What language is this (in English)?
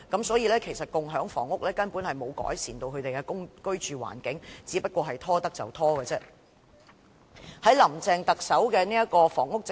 Cantonese